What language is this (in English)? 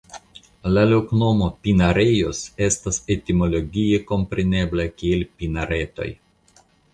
Esperanto